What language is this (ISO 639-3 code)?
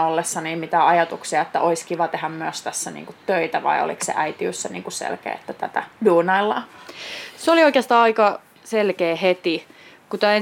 fin